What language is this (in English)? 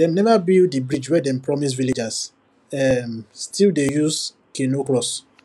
Nigerian Pidgin